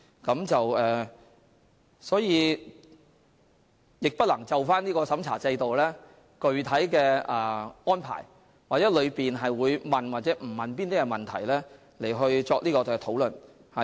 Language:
Cantonese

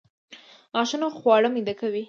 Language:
Pashto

